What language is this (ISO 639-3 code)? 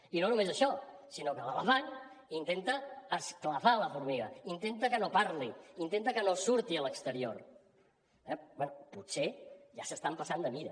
cat